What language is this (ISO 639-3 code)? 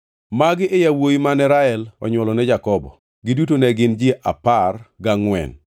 luo